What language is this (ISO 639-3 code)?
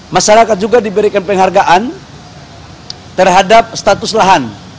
ind